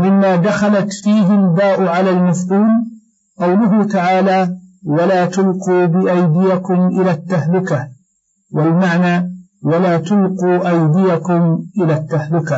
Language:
Arabic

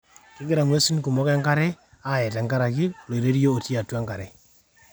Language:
Masai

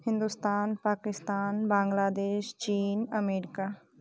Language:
Maithili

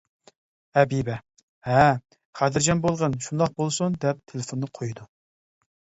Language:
Uyghur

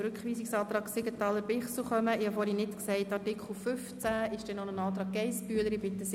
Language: Swiss German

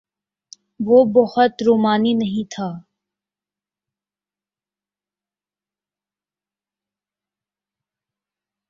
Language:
Urdu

